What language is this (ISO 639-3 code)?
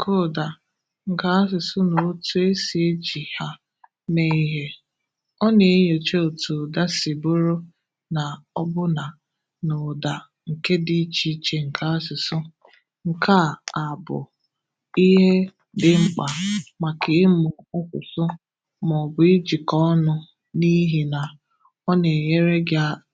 ibo